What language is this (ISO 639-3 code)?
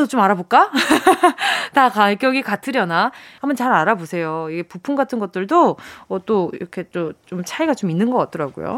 kor